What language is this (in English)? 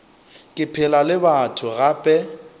Northern Sotho